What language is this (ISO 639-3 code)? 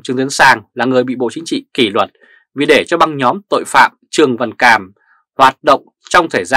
vie